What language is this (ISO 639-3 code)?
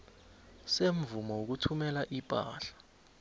nbl